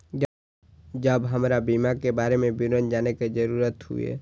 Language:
Maithili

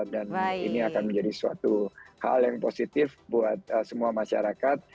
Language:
Indonesian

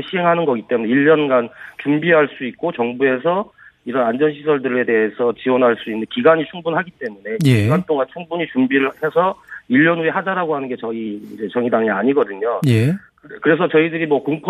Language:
Korean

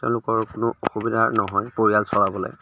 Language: Assamese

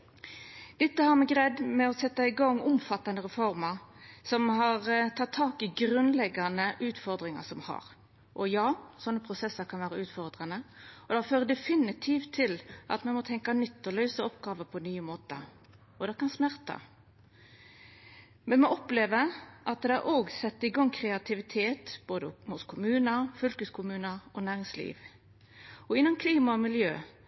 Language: Norwegian Nynorsk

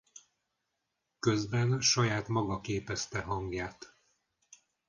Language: Hungarian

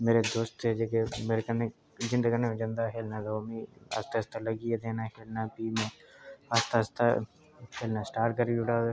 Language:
Dogri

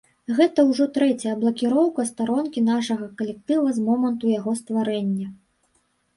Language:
Belarusian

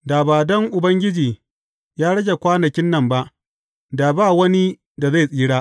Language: Hausa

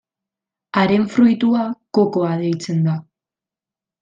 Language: Basque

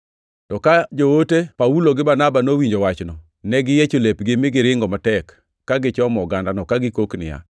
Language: Luo (Kenya and Tanzania)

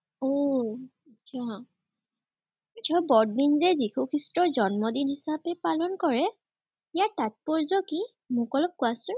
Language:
Assamese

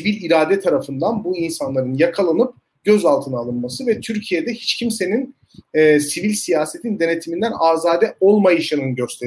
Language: Turkish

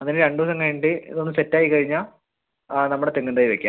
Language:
Malayalam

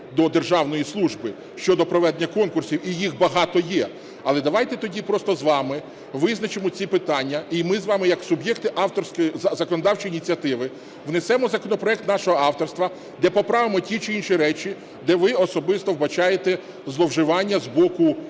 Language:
Ukrainian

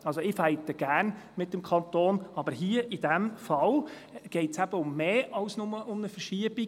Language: Swiss German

